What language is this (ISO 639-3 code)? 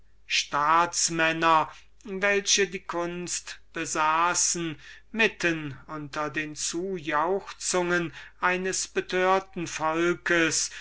deu